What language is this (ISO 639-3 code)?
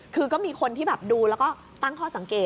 tha